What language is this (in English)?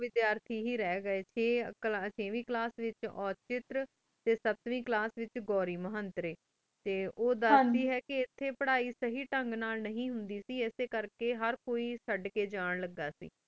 Punjabi